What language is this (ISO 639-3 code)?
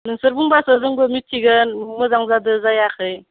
brx